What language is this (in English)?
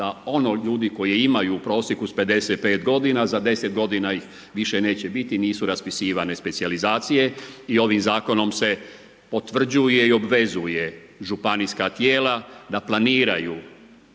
Croatian